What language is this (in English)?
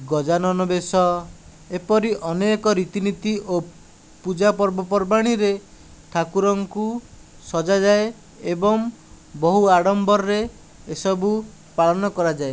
Odia